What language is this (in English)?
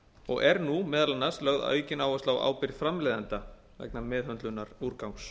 Icelandic